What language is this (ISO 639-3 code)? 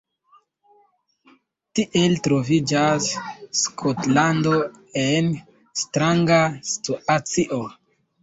epo